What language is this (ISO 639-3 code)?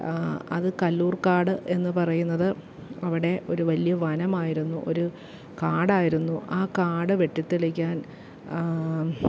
mal